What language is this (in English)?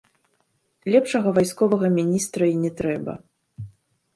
Belarusian